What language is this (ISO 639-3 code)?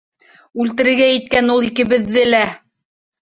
bak